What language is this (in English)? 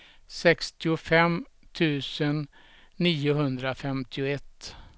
Swedish